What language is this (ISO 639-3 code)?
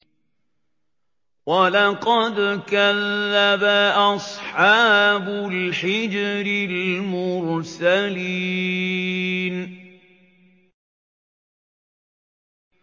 ara